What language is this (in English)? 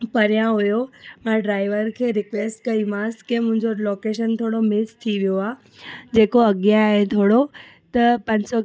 Sindhi